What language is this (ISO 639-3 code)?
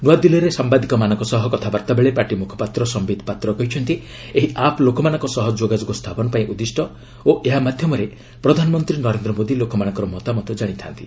ori